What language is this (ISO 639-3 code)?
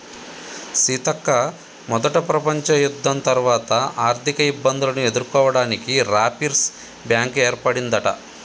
tel